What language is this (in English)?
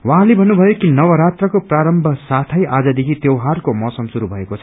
Nepali